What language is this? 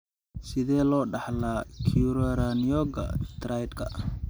Somali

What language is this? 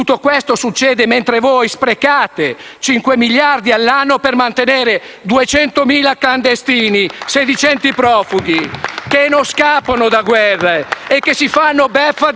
Italian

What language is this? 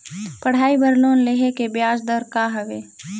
Chhattisgarhi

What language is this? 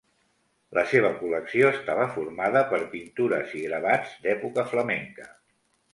Catalan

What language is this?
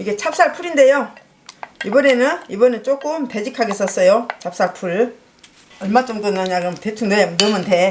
Korean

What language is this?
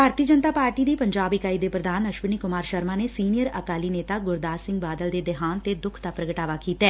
Punjabi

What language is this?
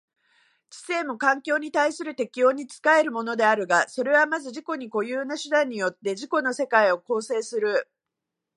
Japanese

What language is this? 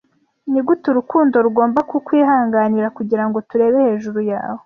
Kinyarwanda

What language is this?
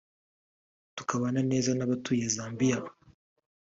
Kinyarwanda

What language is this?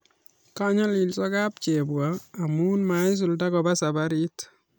Kalenjin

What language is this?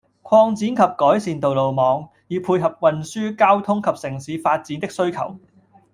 Cantonese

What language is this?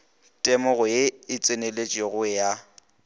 Northern Sotho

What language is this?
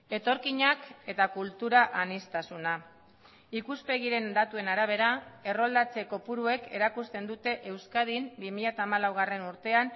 Basque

